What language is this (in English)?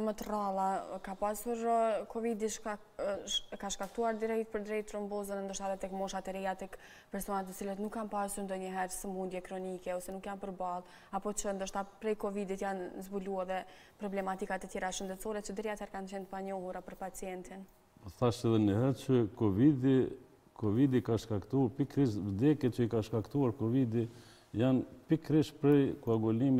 Romanian